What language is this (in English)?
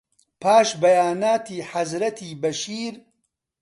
Central Kurdish